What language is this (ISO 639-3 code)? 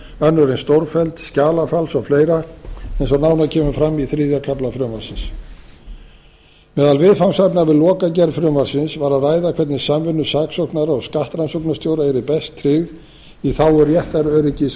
isl